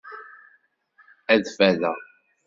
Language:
Kabyle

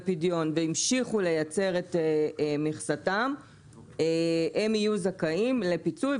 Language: Hebrew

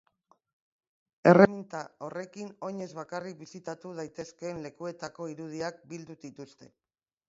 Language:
Basque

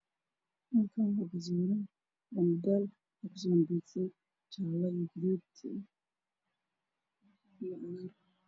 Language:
Somali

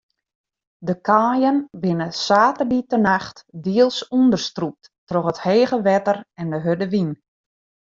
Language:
Western Frisian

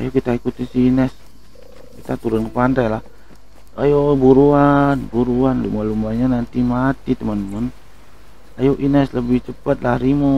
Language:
Indonesian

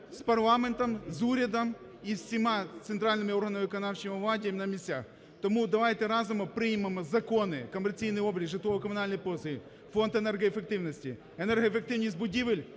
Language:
Ukrainian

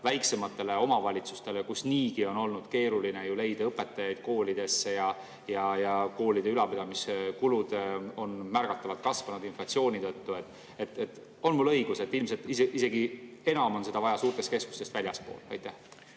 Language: Estonian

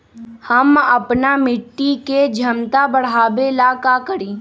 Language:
Magahi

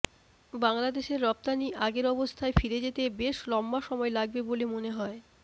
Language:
Bangla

